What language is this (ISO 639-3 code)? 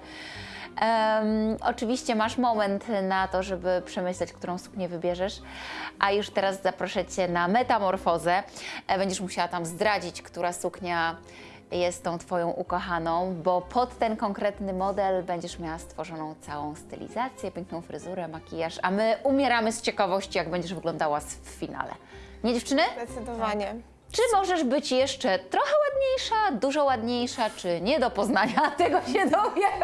pol